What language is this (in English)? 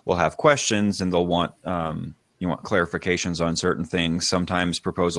English